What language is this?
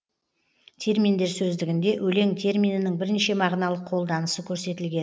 Kazakh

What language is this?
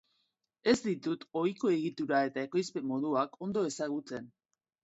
Basque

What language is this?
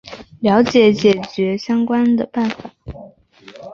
Chinese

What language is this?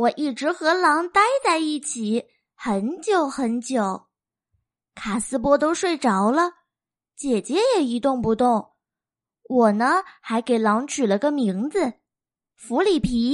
Chinese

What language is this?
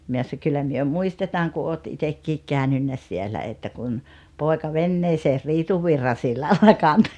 Finnish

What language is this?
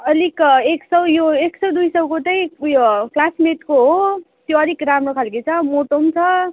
Nepali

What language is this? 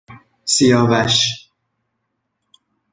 Persian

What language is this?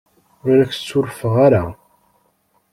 Kabyle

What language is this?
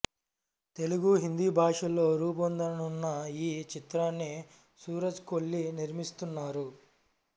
Telugu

